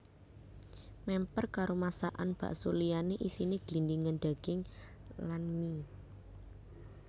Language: Javanese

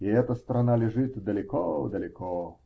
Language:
Russian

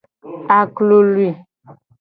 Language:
Gen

